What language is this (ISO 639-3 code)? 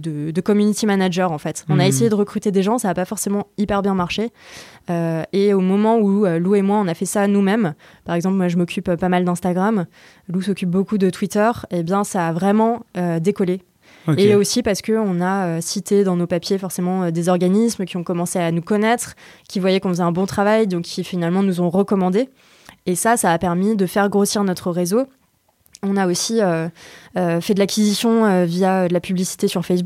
fra